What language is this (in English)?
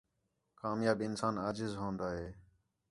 Khetrani